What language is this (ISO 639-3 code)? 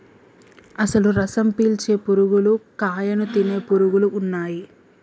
tel